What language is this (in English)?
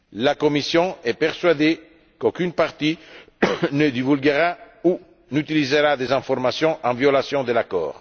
French